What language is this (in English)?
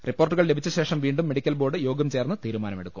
Malayalam